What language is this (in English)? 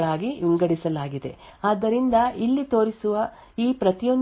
Kannada